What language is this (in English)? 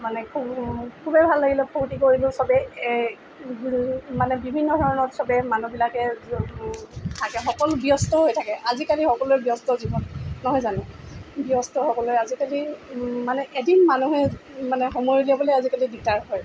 Assamese